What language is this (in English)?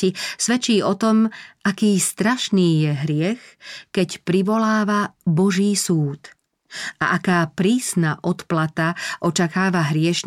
Slovak